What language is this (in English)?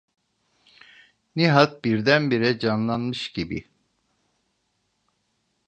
Turkish